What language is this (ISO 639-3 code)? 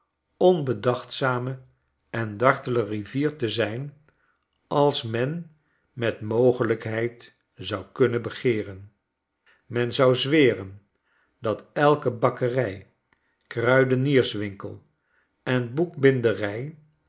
nld